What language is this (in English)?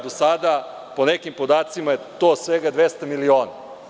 Serbian